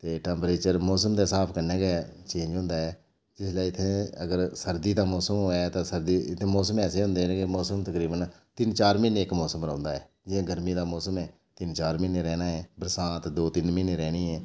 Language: Dogri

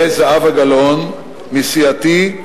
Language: Hebrew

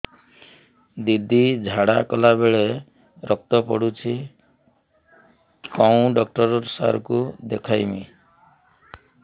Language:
Odia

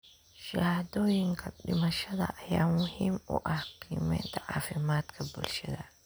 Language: Somali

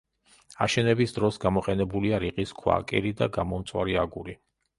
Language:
Georgian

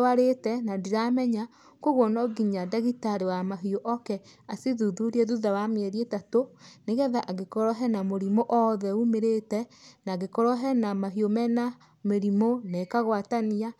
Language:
Kikuyu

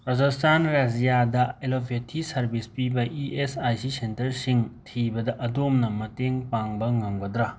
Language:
Manipuri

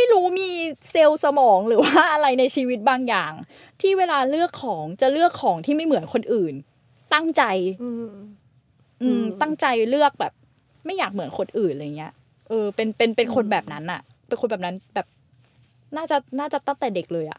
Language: Thai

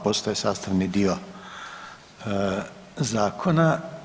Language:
Croatian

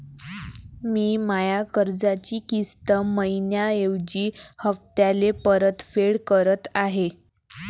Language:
Marathi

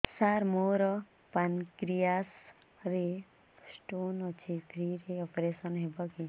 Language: Odia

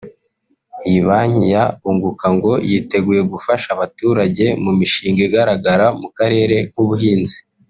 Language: Kinyarwanda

